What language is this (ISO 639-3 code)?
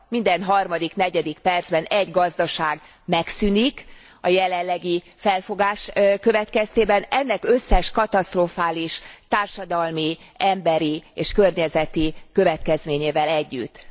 hun